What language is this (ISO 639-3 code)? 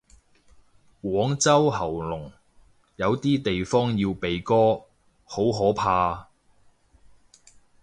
yue